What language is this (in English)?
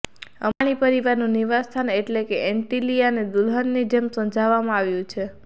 Gujarati